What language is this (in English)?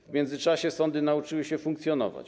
Polish